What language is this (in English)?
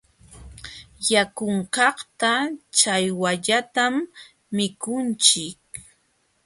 Jauja Wanca Quechua